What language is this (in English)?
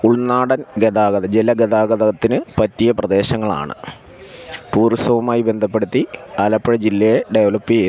Malayalam